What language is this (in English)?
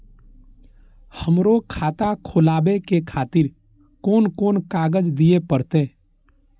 Maithili